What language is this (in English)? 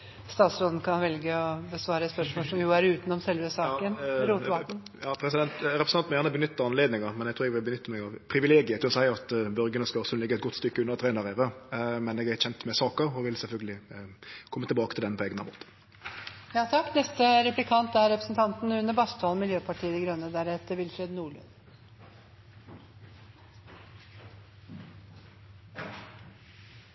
Norwegian